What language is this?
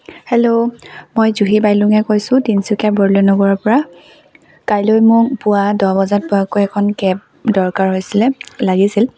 Assamese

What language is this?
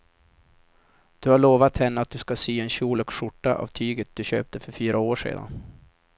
Swedish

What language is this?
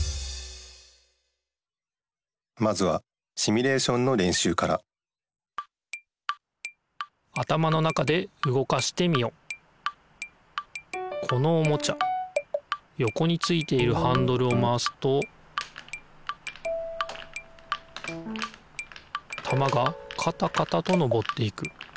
Japanese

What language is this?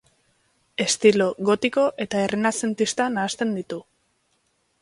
Basque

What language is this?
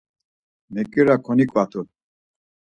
Laz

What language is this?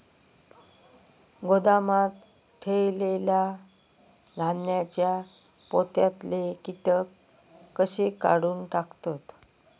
Marathi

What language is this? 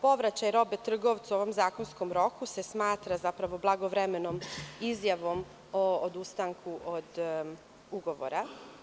Serbian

